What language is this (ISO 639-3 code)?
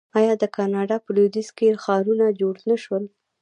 pus